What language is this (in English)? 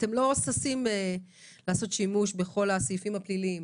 Hebrew